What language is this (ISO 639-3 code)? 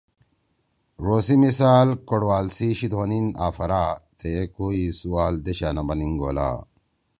trw